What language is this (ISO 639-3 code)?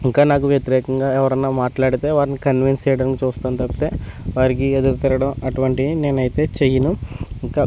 tel